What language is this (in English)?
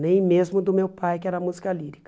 Portuguese